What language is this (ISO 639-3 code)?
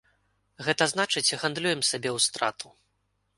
bel